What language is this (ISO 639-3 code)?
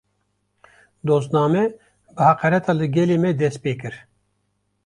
kur